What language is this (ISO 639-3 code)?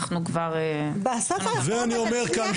heb